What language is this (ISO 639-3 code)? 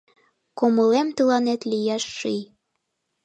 chm